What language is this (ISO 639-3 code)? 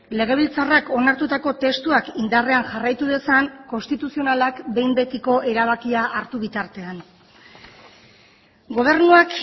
eus